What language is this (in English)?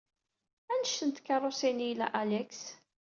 Kabyle